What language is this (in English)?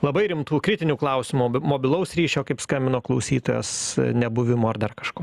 Lithuanian